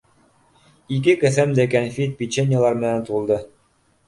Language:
Bashkir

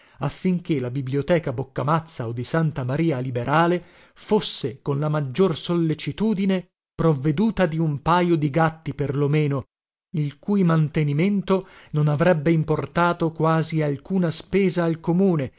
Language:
Italian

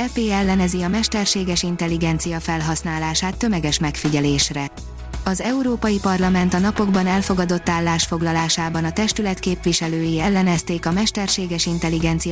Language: Hungarian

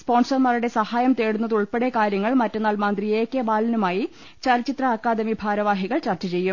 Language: Malayalam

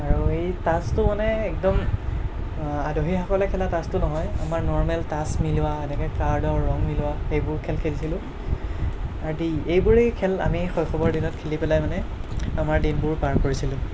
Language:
Assamese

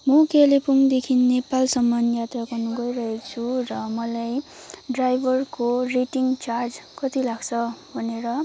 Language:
Nepali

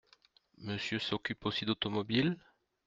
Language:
French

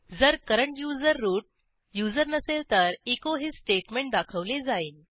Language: Marathi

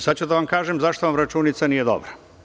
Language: Serbian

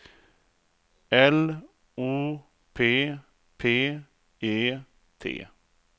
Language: Swedish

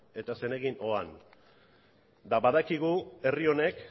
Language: Basque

